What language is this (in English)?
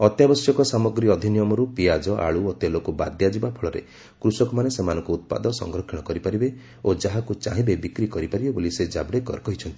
Odia